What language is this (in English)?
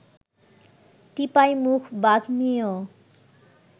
Bangla